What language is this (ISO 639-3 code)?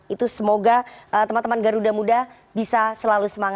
ind